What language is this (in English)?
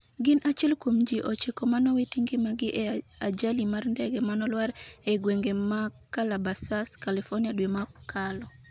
Luo (Kenya and Tanzania)